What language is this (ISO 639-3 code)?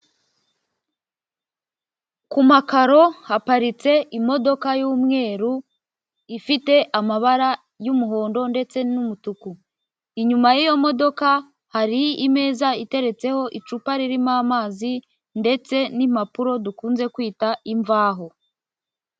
kin